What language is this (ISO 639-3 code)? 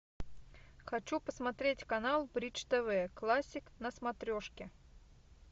rus